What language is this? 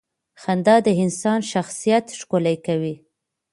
Pashto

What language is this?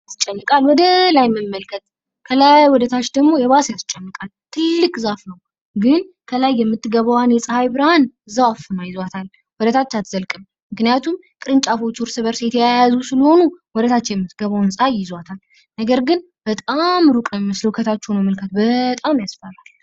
Amharic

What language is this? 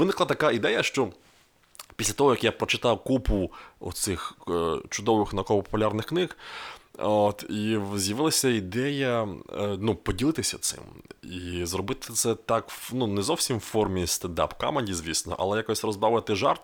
Ukrainian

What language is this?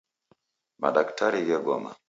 Taita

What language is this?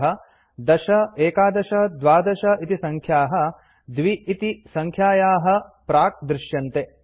Sanskrit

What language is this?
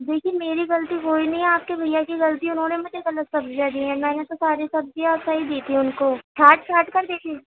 Urdu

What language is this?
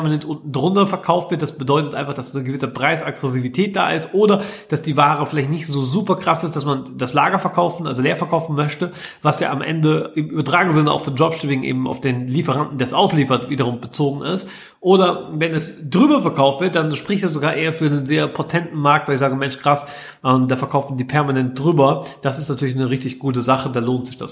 German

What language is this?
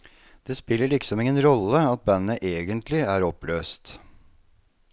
Norwegian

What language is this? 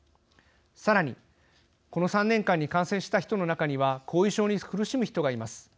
Japanese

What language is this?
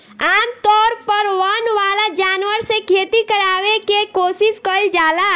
Bhojpuri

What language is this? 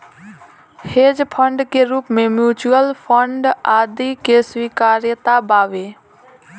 Bhojpuri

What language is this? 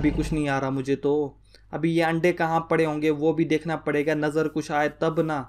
Hindi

